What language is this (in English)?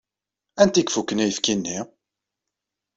Kabyle